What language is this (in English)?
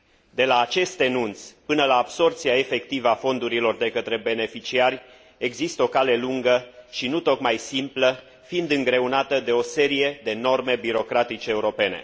Romanian